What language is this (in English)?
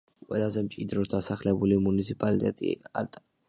Georgian